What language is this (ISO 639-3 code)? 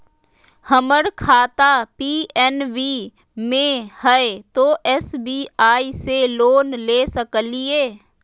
mag